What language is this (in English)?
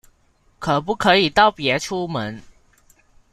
Chinese